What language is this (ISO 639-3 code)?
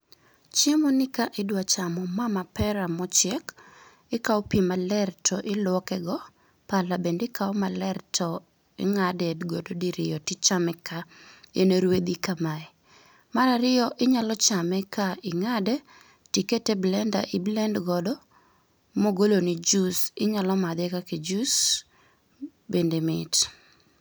luo